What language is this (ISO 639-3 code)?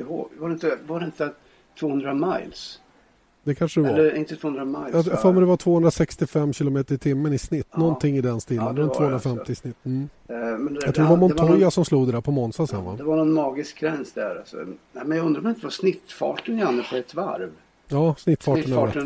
swe